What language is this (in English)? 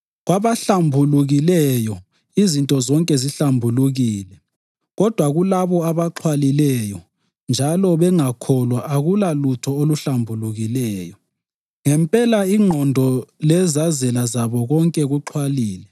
North Ndebele